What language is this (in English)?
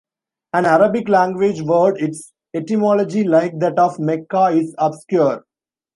English